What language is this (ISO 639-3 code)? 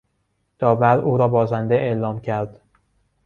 fas